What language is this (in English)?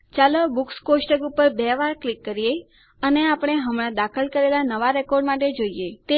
Gujarati